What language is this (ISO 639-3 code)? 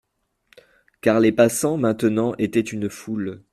fra